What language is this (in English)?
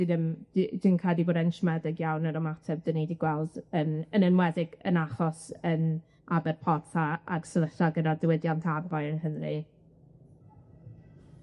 Welsh